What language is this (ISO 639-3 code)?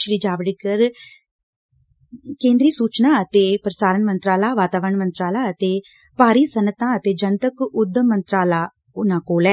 pan